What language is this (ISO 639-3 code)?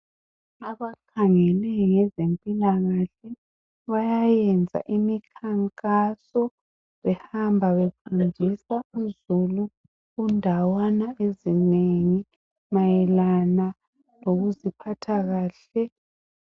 nde